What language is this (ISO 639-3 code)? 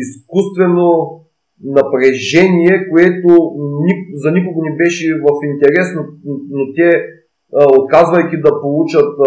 bul